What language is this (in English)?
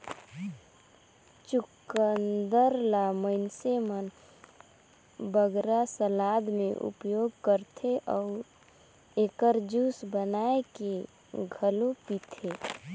Chhattisgarhi